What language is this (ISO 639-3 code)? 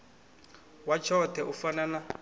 ven